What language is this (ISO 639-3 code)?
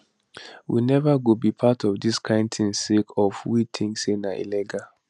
pcm